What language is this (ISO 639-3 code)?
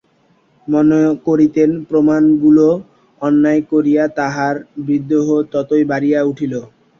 ben